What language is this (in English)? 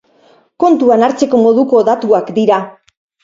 Basque